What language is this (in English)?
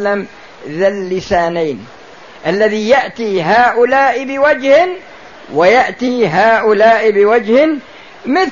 Arabic